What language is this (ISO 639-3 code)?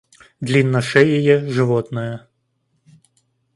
rus